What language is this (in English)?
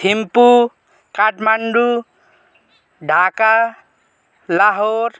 Nepali